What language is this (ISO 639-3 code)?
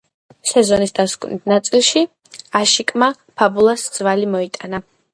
kat